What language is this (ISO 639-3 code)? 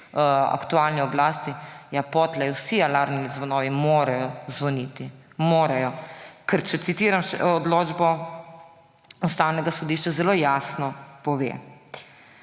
slv